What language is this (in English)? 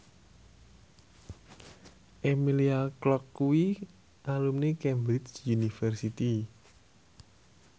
Javanese